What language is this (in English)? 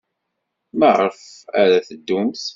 Kabyle